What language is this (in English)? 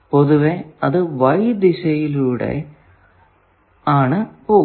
Malayalam